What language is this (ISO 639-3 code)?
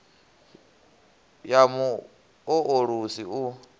ven